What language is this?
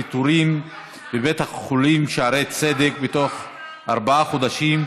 Hebrew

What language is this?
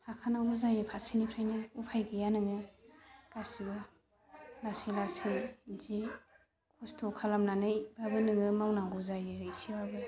Bodo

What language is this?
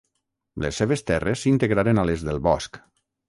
Catalan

